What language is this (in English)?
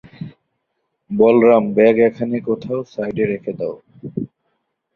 Bangla